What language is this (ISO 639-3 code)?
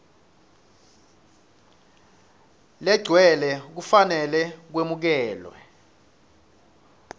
ssw